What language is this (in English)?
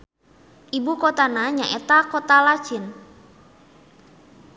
Sundanese